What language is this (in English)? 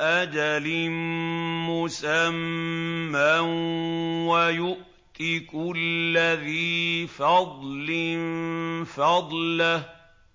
Arabic